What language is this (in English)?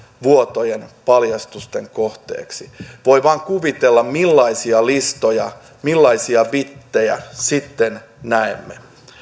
Finnish